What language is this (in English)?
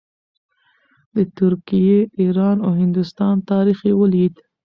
Pashto